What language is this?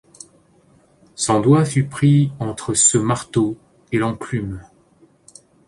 French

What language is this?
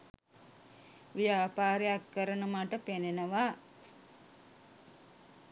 Sinhala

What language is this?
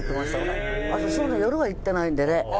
Japanese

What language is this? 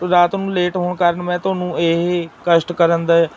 Punjabi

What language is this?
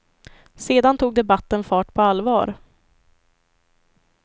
Swedish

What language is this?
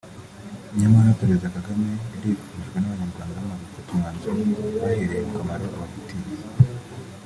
Kinyarwanda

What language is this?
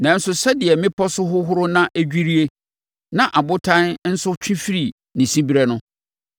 Akan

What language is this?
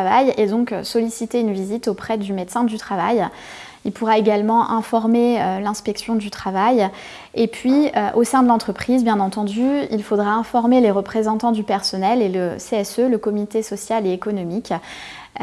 French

